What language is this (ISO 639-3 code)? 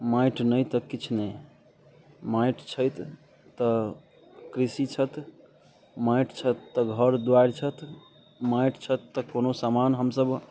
mai